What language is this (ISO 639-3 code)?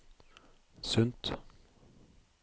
nor